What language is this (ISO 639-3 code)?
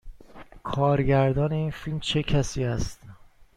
fas